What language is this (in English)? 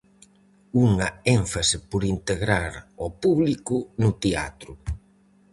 Galician